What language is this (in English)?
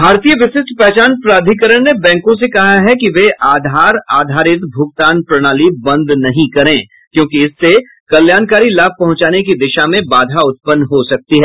Hindi